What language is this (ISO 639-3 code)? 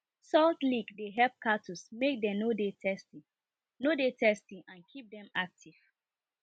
pcm